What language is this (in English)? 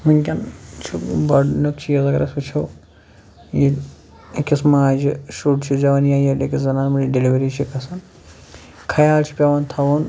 Kashmiri